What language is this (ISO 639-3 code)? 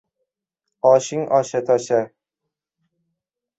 uzb